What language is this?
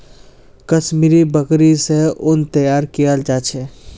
Magahi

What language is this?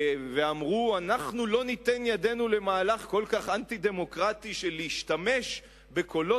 Hebrew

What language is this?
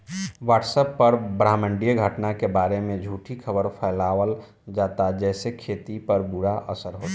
Bhojpuri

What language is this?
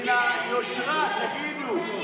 Hebrew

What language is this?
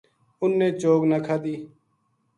Gujari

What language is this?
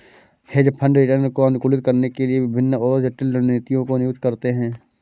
Hindi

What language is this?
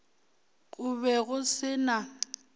Northern Sotho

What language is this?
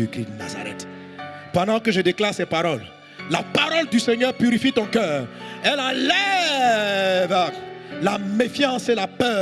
French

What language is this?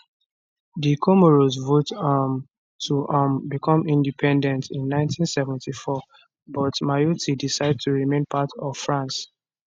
Nigerian Pidgin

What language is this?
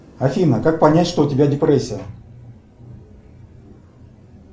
Russian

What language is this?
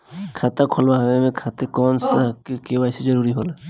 Bhojpuri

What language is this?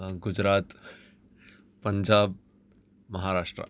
Sanskrit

